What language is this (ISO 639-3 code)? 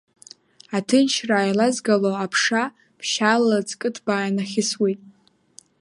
abk